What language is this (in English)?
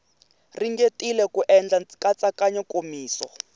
Tsonga